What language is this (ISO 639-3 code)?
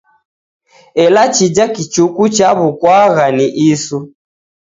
dav